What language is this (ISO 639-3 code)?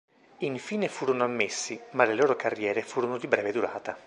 ita